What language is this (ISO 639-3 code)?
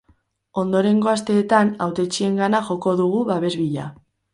eus